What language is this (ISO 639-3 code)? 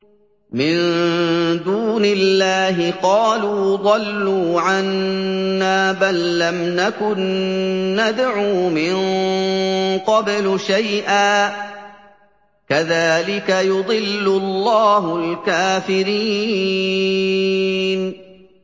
ara